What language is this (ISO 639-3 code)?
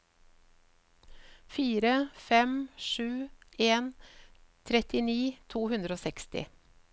nor